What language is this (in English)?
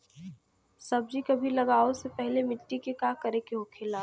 Bhojpuri